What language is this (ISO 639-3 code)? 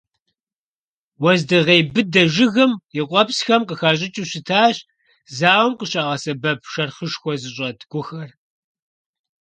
kbd